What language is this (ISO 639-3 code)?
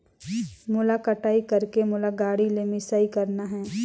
hne